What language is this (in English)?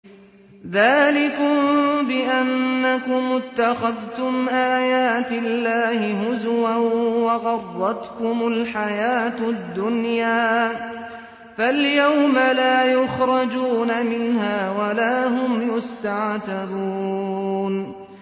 Arabic